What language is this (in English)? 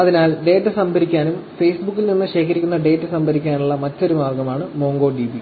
Malayalam